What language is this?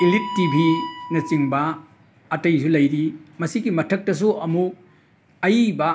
Manipuri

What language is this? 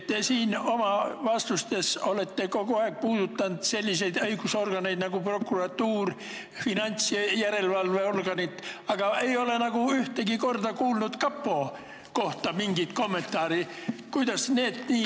Estonian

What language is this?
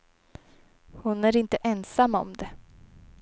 Swedish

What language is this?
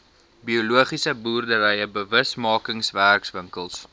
Afrikaans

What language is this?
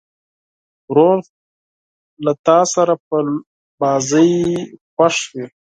Pashto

